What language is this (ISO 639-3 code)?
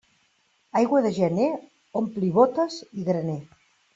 cat